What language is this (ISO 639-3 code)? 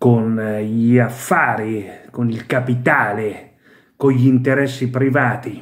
ita